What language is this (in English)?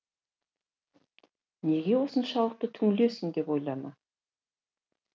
Kazakh